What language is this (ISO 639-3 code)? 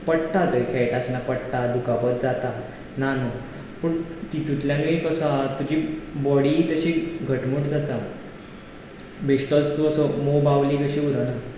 kok